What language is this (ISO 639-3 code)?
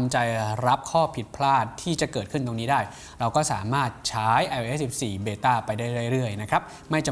tha